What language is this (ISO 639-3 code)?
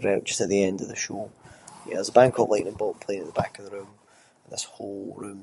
sco